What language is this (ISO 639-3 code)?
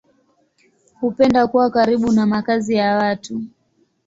swa